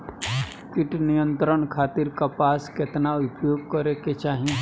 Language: Bhojpuri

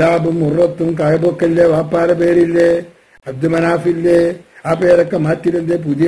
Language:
Arabic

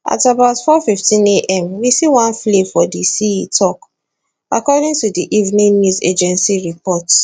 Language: Nigerian Pidgin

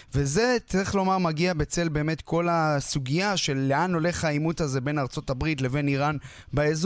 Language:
Hebrew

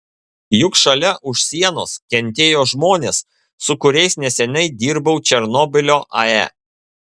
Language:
Lithuanian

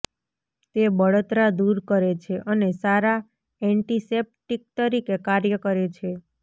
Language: Gujarati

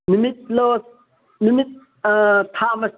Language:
Manipuri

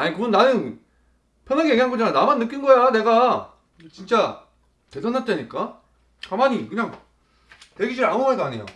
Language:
Korean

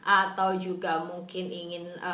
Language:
Indonesian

